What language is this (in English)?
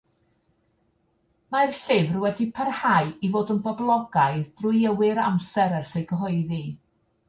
Welsh